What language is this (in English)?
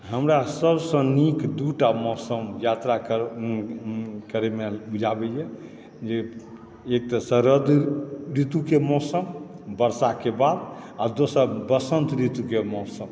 Maithili